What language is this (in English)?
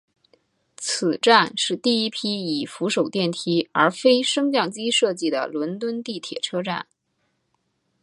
Chinese